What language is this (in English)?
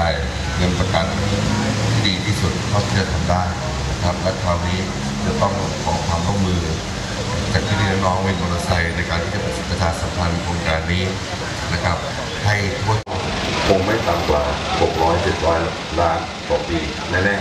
Thai